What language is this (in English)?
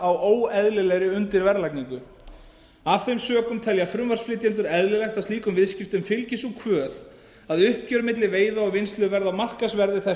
Icelandic